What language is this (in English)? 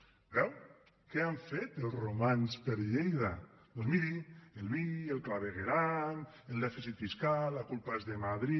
Catalan